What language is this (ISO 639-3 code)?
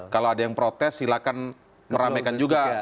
ind